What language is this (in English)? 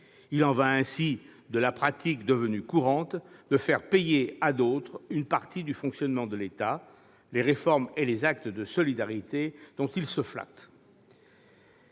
French